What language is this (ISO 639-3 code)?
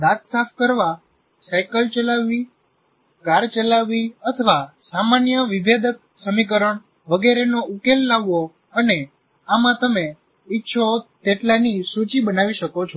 guj